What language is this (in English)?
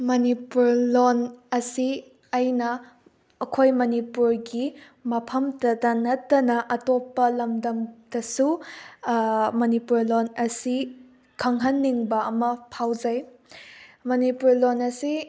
Manipuri